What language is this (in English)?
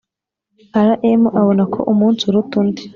Kinyarwanda